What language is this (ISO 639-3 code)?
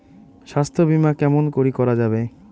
ben